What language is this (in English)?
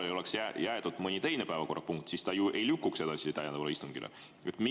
Estonian